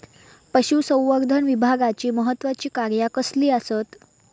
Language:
Marathi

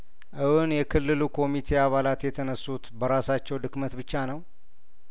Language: Amharic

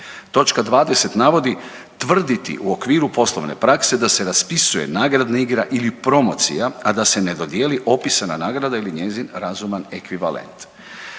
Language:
Croatian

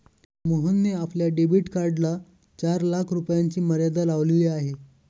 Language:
Marathi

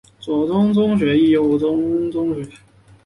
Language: Chinese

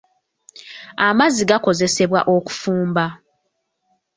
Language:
Ganda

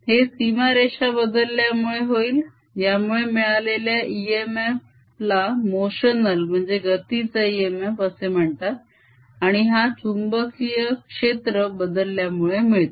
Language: Marathi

